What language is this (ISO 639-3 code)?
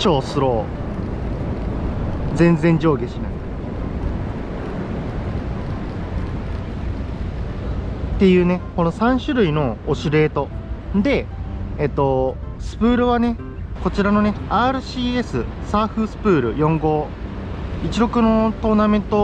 jpn